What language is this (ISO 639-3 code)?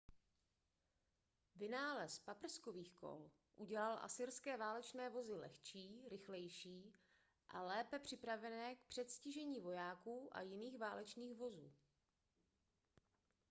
ces